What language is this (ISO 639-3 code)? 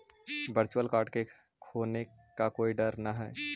mag